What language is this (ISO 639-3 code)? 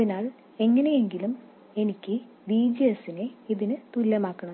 mal